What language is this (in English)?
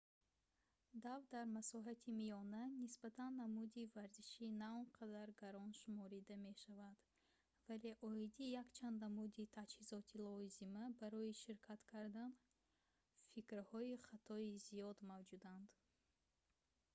Tajik